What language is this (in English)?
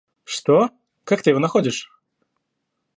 Russian